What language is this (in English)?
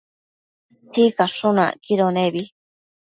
Matsés